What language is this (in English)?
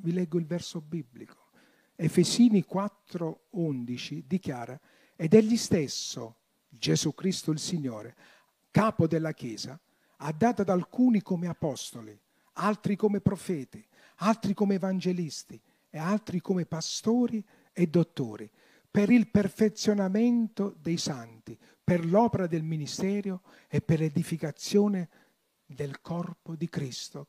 Italian